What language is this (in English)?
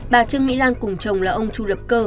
Vietnamese